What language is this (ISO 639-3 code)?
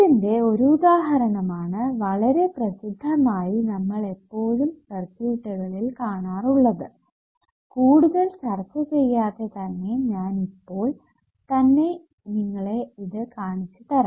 mal